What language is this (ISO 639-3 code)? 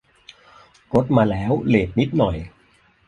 tha